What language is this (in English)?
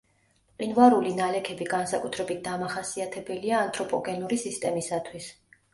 Georgian